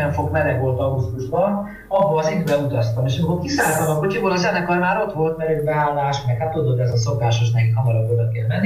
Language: Hungarian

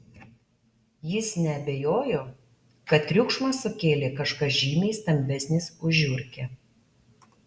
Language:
Lithuanian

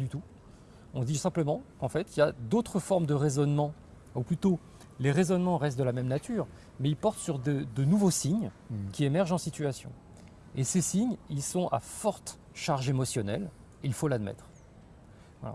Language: French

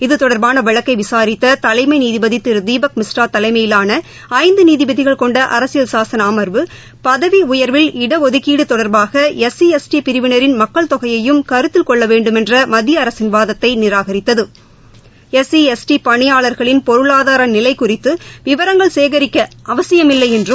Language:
Tamil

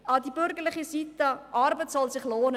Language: Swiss German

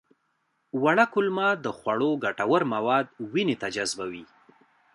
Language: Pashto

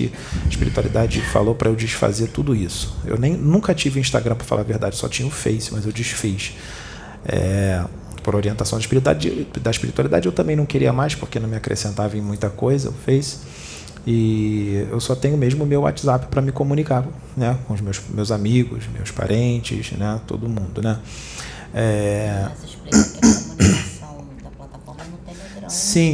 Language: Portuguese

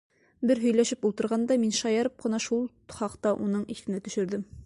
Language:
Bashkir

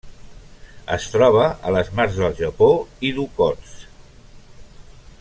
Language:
Catalan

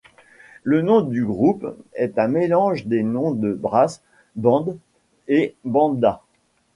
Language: French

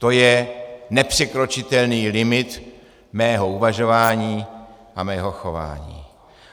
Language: Czech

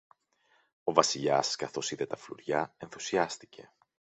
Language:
Greek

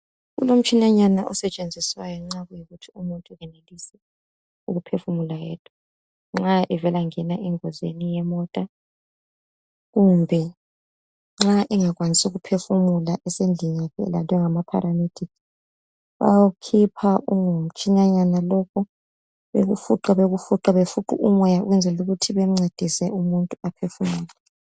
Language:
North Ndebele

